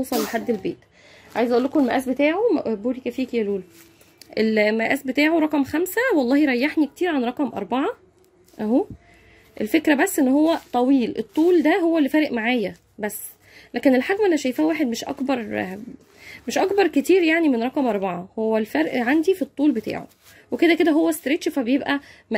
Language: Arabic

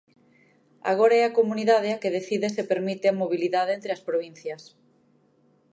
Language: Galician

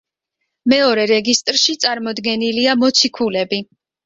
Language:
Georgian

